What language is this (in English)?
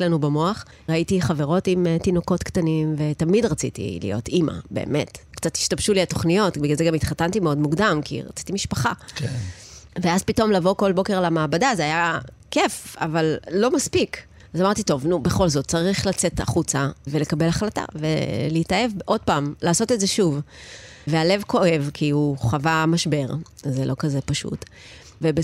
Hebrew